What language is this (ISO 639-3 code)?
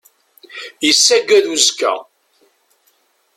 kab